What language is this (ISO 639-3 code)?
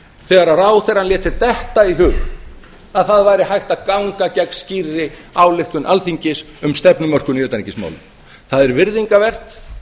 isl